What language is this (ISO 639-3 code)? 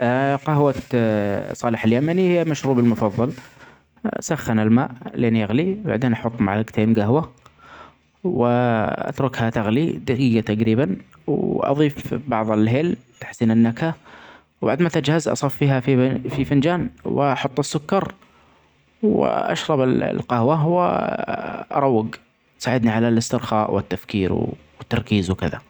acx